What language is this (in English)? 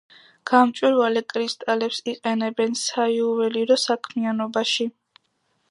Georgian